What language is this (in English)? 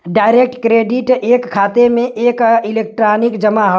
Bhojpuri